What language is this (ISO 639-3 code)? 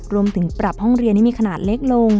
tha